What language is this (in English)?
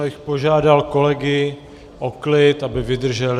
Czech